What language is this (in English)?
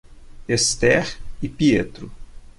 Portuguese